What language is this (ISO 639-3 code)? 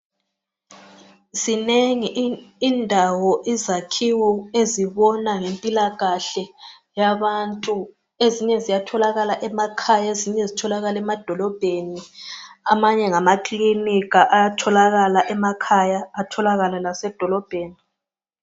nde